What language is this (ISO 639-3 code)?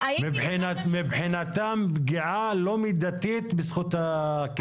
heb